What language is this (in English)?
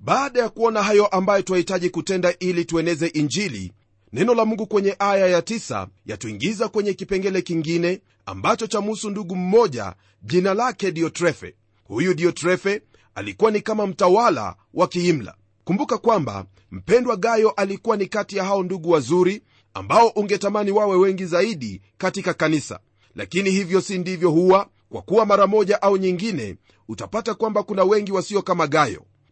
Swahili